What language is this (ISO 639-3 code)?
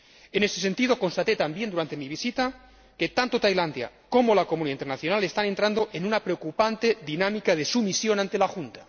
spa